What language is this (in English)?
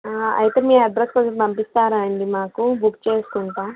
Telugu